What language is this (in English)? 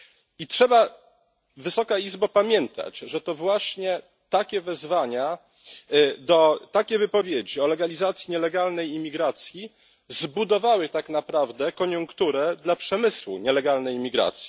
Polish